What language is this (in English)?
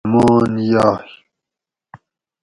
Gawri